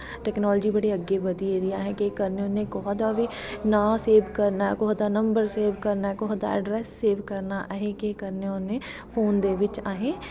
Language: Dogri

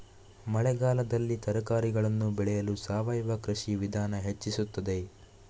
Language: Kannada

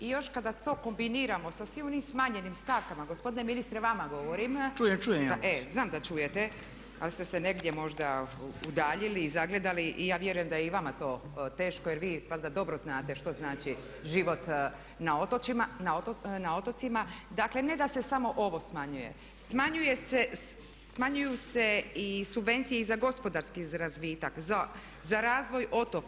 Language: Croatian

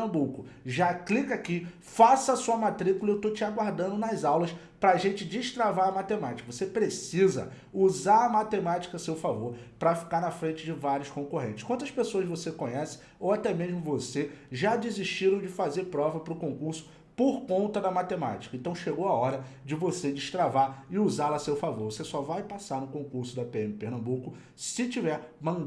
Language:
Portuguese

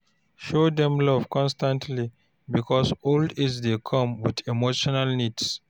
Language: Nigerian Pidgin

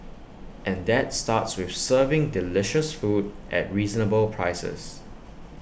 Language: English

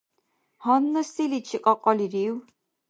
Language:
Dargwa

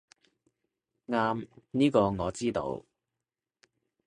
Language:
Cantonese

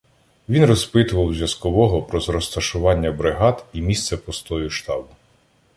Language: Ukrainian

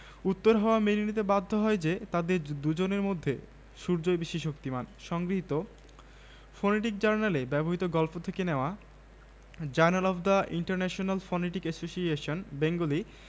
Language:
Bangla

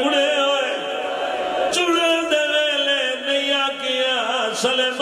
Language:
Arabic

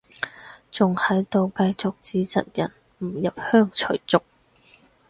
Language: Cantonese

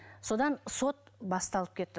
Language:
Kazakh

